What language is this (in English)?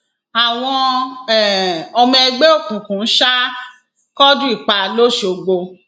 Yoruba